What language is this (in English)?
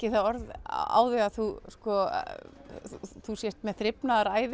Icelandic